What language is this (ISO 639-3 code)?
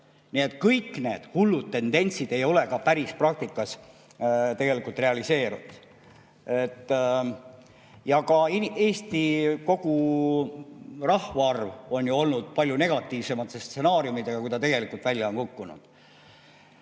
est